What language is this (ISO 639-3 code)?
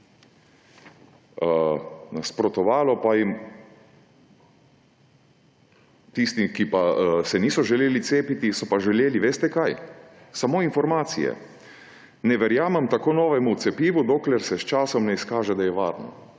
slv